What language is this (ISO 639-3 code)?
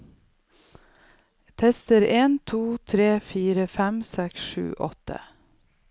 nor